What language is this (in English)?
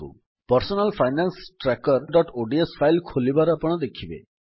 Odia